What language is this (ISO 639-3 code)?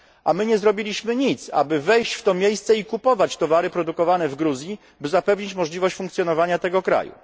pol